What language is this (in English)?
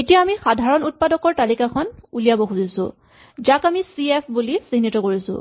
Assamese